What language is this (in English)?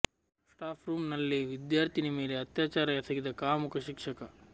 Kannada